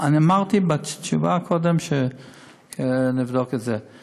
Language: Hebrew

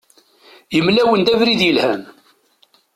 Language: Kabyle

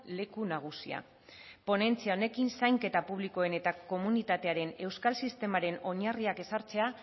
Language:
Basque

